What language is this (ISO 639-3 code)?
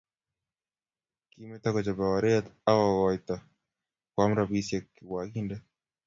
kln